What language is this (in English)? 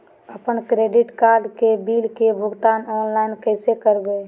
Magahi